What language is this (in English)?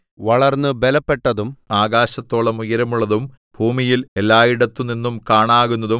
Malayalam